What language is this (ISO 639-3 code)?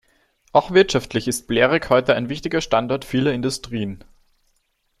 deu